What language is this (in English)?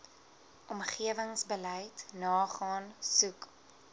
Afrikaans